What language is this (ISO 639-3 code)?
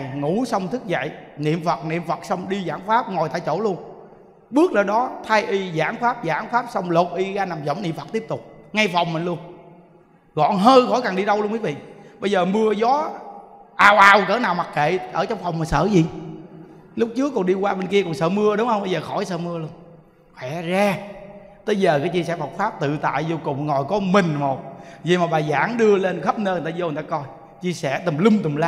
vie